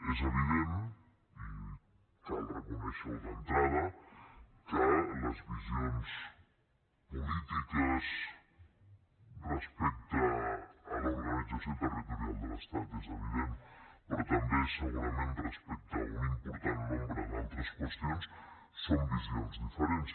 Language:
Catalan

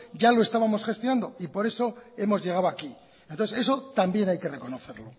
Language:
Spanish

